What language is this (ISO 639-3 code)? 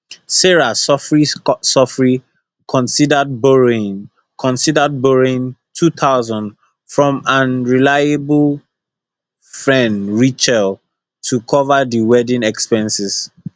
pcm